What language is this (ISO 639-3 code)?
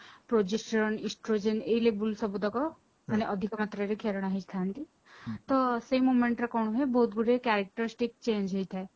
ori